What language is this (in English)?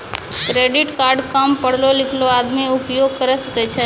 Maithili